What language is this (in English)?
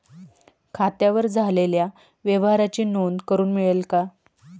Marathi